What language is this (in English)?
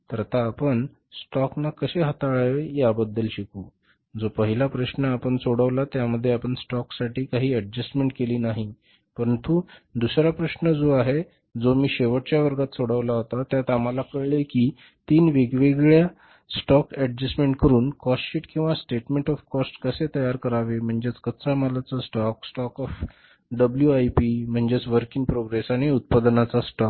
Marathi